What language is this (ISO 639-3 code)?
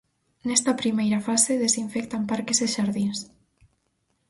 glg